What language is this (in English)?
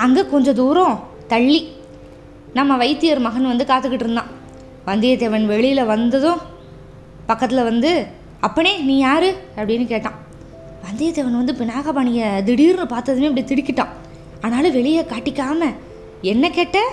Tamil